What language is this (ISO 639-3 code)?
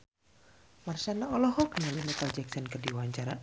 sun